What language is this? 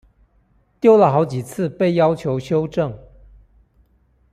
Chinese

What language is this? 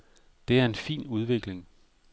Danish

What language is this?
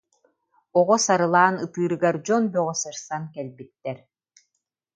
Yakut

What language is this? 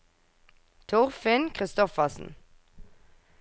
Norwegian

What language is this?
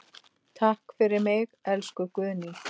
Icelandic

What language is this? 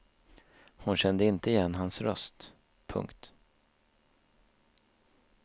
Swedish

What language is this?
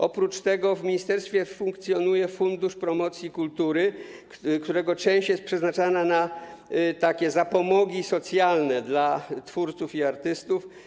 Polish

